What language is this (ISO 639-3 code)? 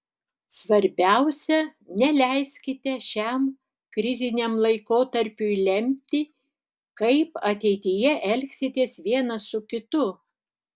lit